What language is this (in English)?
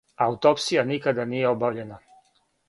Serbian